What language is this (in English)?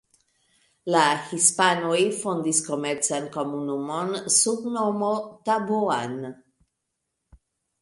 Esperanto